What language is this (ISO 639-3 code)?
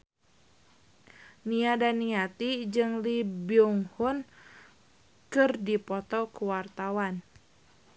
sun